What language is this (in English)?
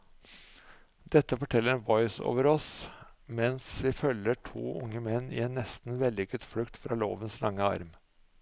Norwegian